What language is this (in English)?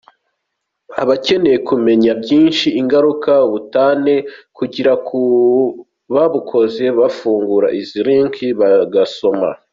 Kinyarwanda